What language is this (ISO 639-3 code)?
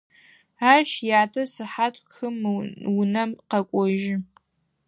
ady